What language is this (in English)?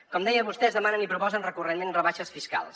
Catalan